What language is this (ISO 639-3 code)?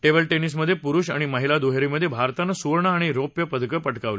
mar